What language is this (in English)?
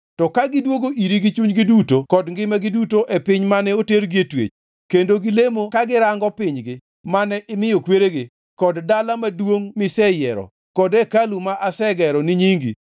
Luo (Kenya and Tanzania)